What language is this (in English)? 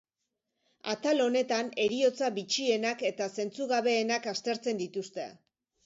Basque